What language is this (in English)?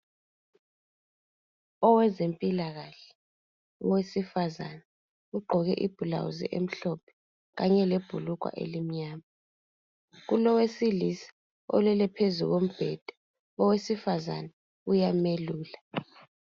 North Ndebele